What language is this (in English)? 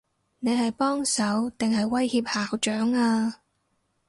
Cantonese